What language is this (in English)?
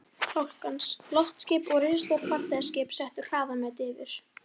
Icelandic